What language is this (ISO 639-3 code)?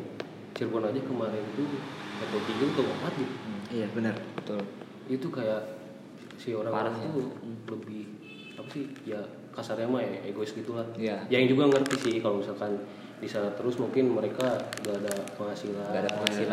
ind